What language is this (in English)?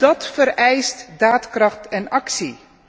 Dutch